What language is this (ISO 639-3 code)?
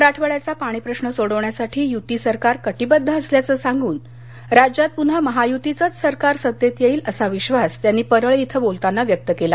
mar